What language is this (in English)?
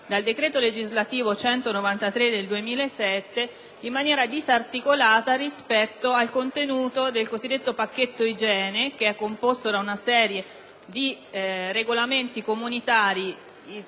Italian